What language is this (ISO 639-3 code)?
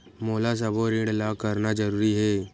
hne